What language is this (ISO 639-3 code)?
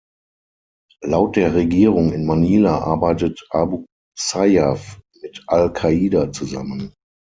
deu